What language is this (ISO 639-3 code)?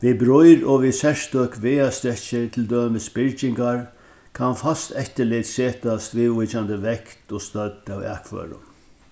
fao